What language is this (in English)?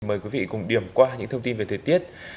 Vietnamese